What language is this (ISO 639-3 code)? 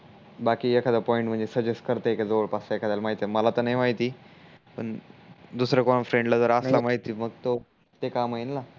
mar